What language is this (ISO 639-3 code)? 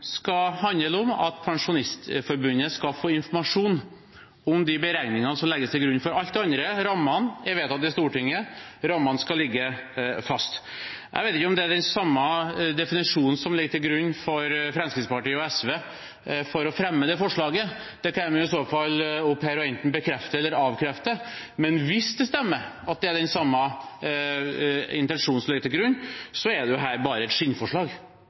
nob